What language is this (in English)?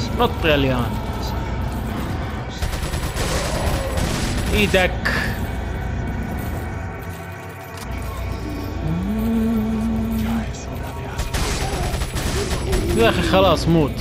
Arabic